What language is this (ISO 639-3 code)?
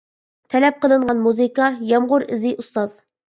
uig